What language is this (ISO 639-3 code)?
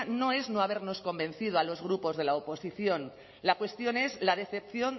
spa